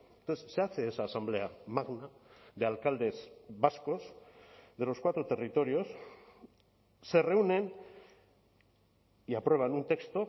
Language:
Spanish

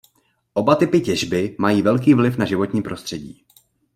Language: Czech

